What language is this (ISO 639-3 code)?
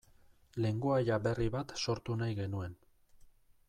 eus